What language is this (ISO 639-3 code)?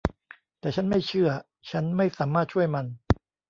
tha